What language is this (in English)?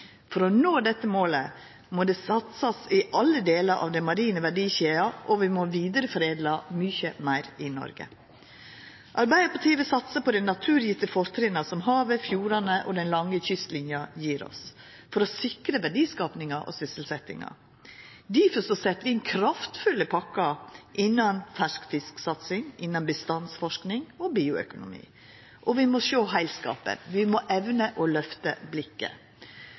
Norwegian Nynorsk